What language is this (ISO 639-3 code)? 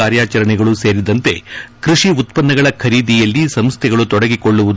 kan